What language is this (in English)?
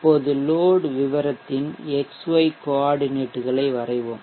Tamil